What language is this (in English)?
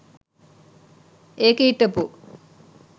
Sinhala